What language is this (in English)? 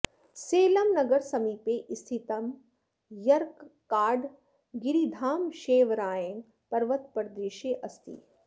Sanskrit